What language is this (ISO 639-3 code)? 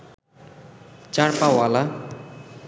ben